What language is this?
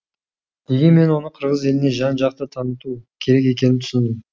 Kazakh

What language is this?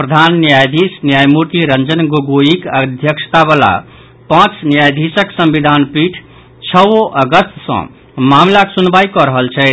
Maithili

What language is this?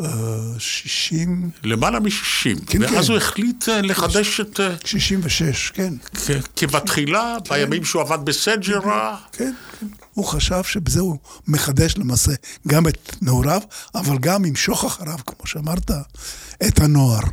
Hebrew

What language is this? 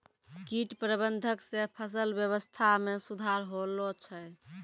Maithili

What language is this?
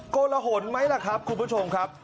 Thai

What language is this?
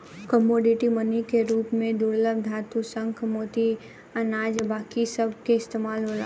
Bhojpuri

